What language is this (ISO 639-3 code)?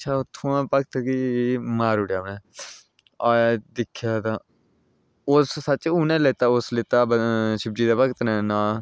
doi